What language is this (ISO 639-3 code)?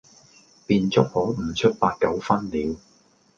yue